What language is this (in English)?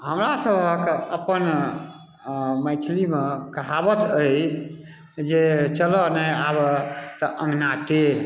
Maithili